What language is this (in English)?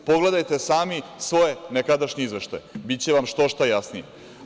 Serbian